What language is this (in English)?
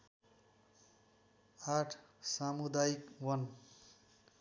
Nepali